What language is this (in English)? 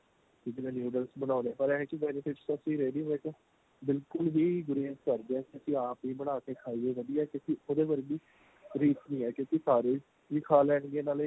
Punjabi